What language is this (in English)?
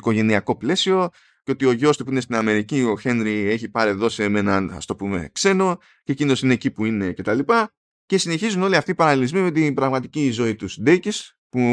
Greek